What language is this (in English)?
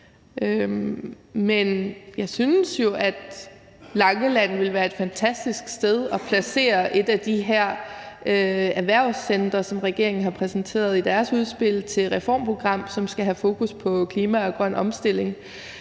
Danish